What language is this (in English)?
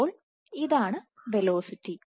Malayalam